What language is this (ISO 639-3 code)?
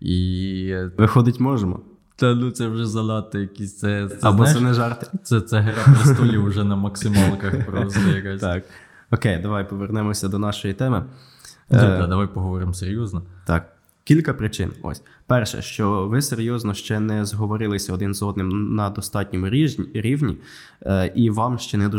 ukr